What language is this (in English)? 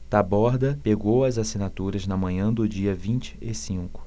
Portuguese